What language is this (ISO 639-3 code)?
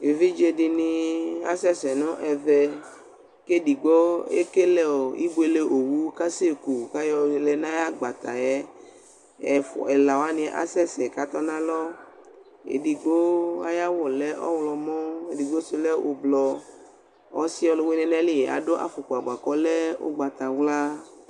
kpo